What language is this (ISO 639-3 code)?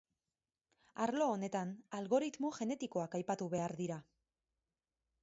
eus